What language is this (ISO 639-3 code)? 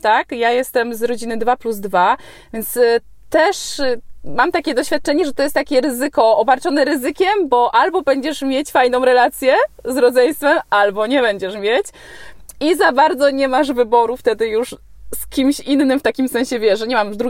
pol